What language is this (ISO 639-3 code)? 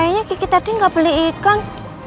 ind